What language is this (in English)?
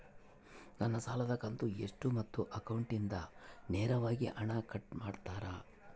Kannada